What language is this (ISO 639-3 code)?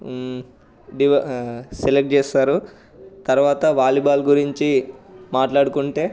tel